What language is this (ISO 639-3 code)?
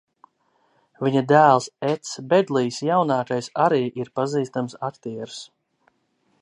lav